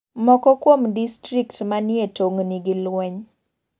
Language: Luo (Kenya and Tanzania)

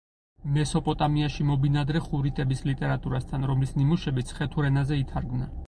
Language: Georgian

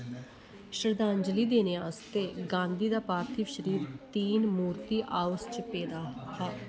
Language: Dogri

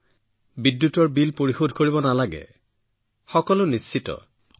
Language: Assamese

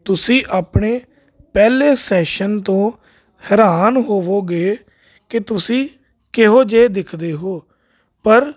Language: Punjabi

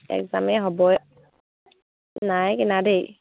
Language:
Assamese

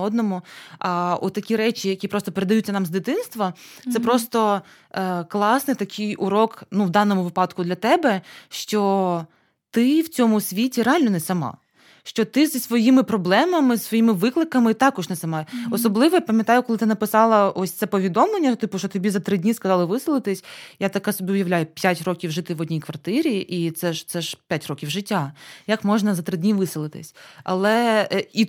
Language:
Ukrainian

